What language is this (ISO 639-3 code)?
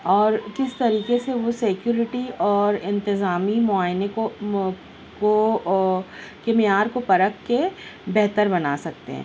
urd